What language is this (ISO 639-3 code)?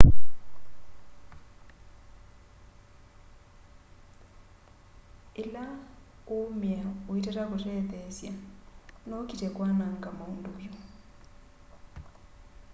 kam